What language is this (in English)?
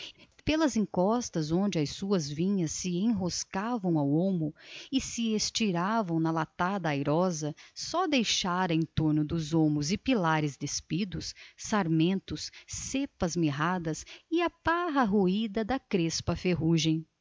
Portuguese